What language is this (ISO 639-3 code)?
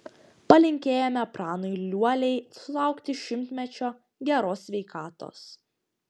lit